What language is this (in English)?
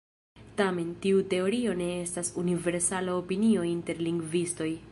Esperanto